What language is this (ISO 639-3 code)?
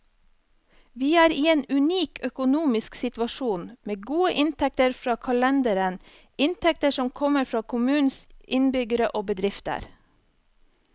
nor